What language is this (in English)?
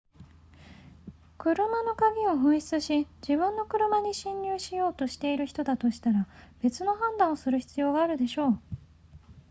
Japanese